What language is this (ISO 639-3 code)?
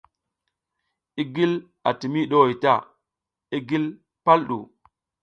giz